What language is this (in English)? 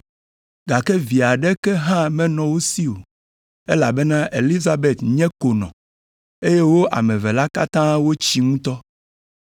Ewe